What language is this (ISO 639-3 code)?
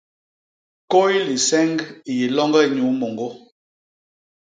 bas